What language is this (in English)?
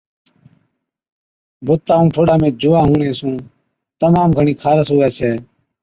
Od